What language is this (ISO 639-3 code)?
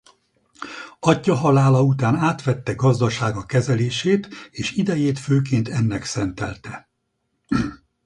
hun